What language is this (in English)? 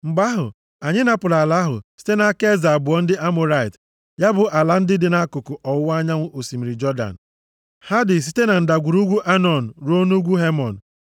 Igbo